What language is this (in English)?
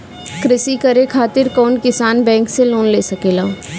Bhojpuri